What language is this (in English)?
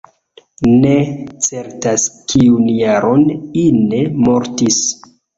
Esperanto